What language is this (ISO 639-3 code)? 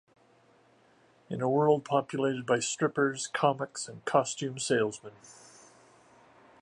eng